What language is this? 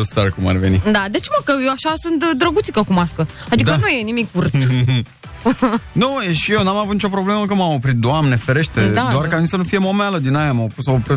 Romanian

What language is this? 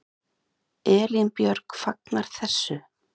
Icelandic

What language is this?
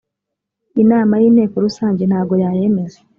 Kinyarwanda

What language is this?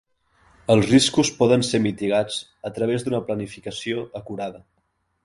Catalan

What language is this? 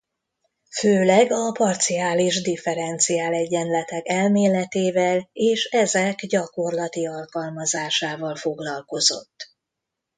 Hungarian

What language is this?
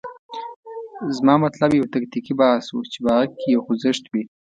Pashto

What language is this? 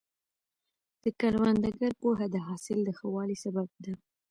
Pashto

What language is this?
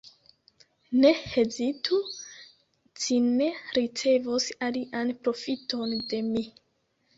Esperanto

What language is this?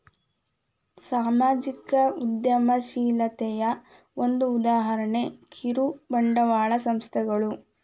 Kannada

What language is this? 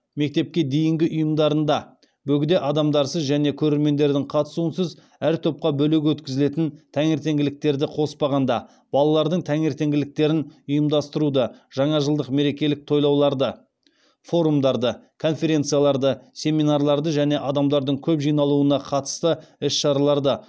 Kazakh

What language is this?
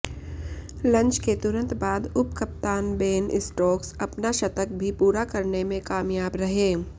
Hindi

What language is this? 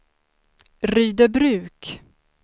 Swedish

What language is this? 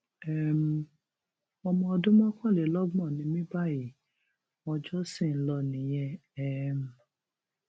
Yoruba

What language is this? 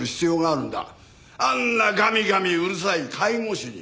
Japanese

